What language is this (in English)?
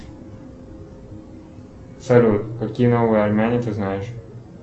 Russian